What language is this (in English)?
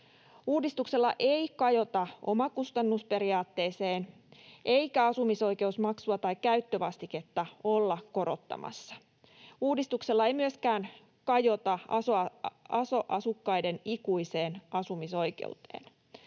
Finnish